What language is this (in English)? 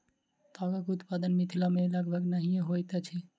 Maithili